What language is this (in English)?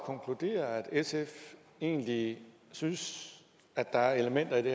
Danish